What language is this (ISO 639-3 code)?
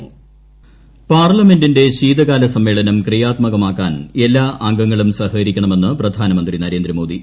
mal